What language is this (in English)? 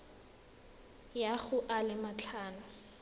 Tswana